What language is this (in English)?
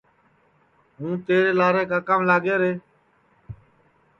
Sansi